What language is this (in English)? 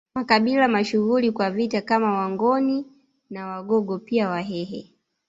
Swahili